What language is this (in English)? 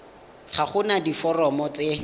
Tswana